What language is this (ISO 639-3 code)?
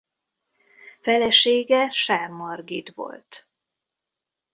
hun